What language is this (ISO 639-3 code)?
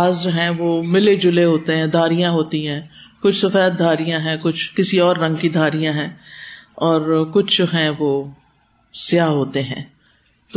urd